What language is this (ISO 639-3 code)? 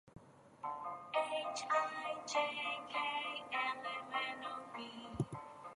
eng